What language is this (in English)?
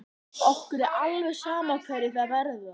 Icelandic